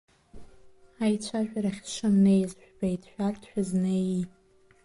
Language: Abkhazian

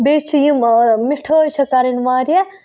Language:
Kashmiri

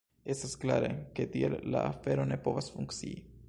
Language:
Esperanto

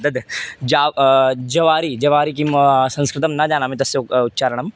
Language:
Sanskrit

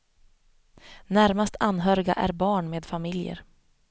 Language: Swedish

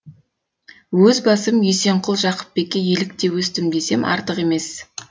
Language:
Kazakh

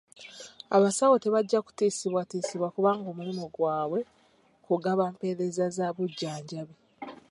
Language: Ganda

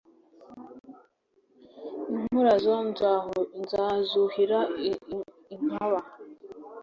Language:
Kinyarwanda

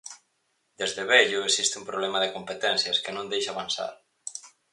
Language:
Galician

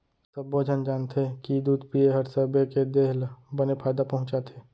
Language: Chhattisgarhi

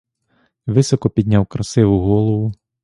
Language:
Ukrainian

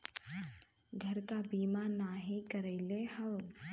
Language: Bhojpuri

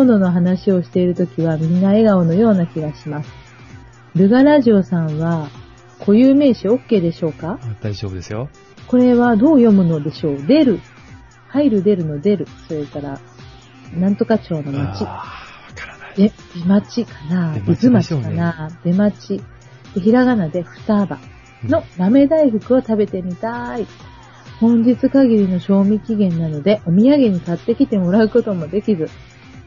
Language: Japanese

